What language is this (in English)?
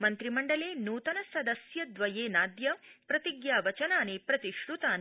Sanskrit